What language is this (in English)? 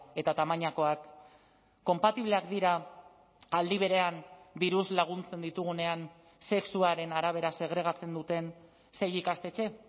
Basque